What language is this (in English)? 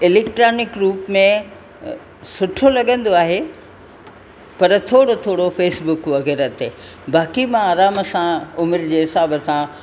Sindhi